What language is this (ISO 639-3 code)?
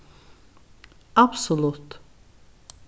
fao